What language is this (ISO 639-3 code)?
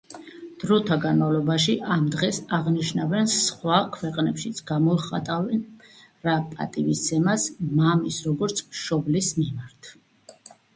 kat